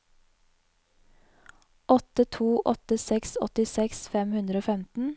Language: Norwegian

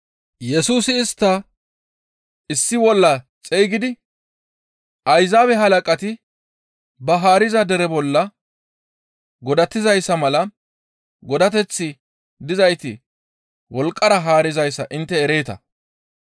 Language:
Gamo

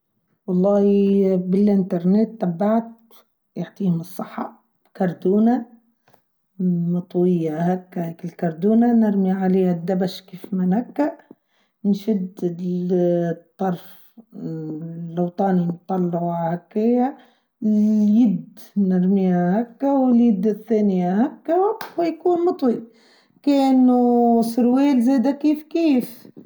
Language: Tunisian Arabic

